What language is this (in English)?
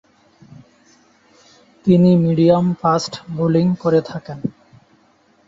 Bangla